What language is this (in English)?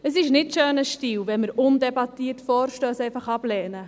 Swiss German